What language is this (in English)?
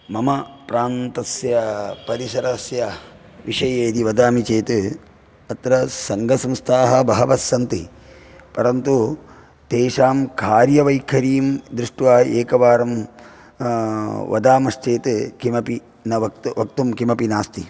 Sanskrit